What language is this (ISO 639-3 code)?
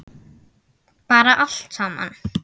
isl